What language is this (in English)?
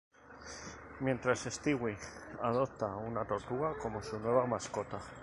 Spanish